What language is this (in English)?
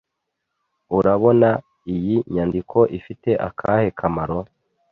Kinyarwanda